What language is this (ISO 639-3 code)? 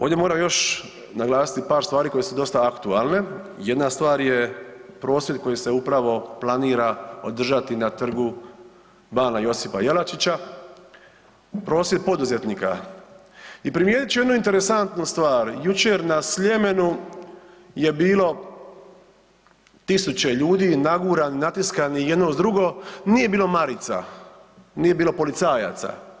hrv